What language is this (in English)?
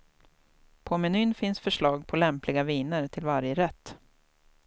Swedish